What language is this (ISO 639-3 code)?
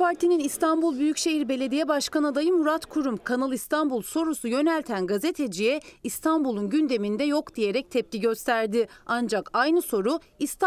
tur